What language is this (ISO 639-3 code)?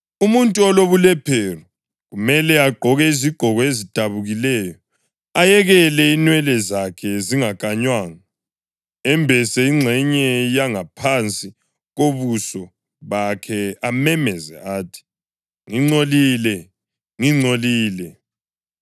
nde